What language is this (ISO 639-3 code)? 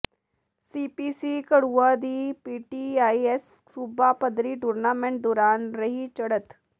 pan